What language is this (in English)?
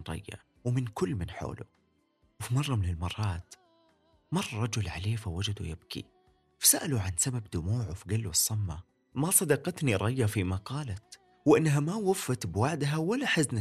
Arabic